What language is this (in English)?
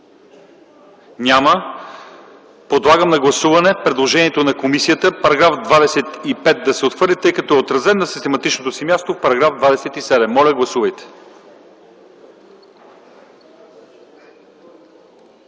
Bulgarian